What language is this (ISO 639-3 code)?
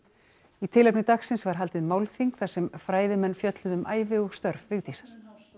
isl